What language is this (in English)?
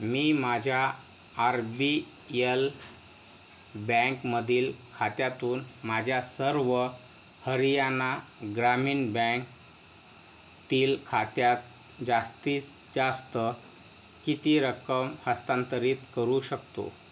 Marathi